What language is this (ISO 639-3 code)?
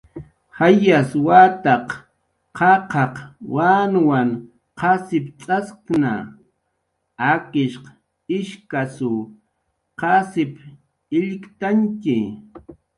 jqr